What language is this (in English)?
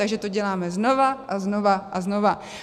Czech